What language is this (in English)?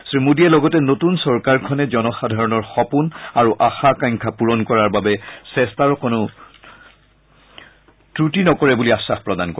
Assamese